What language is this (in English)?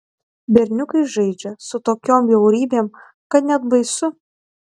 Lithuanian